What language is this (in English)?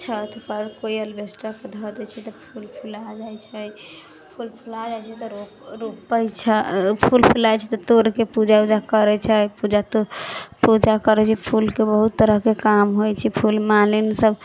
Maithili